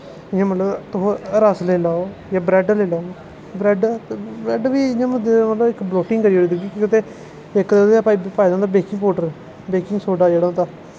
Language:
Dogri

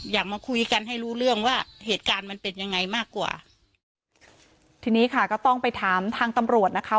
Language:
Thai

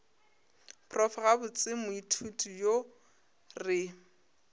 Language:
Northern Sotho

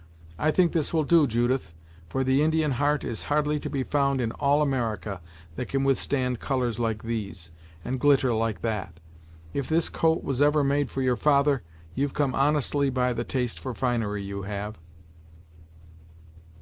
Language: English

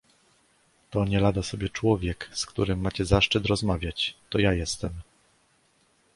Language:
Polish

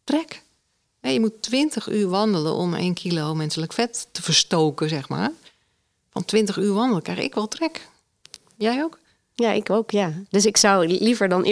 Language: Dutch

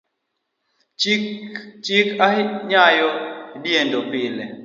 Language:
Luo (Kenya and Tanzania)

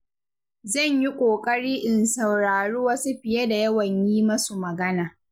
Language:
Hausa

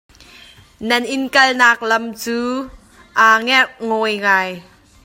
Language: Hakha Chin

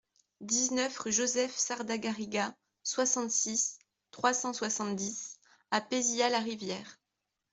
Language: French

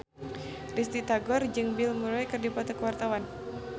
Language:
Sundanese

